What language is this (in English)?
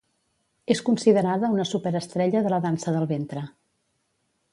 Catalan